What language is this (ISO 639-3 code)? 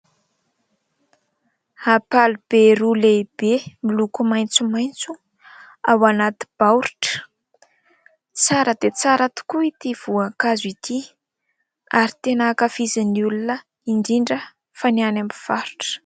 mlg